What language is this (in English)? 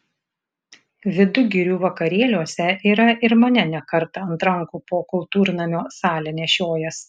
Lithuanian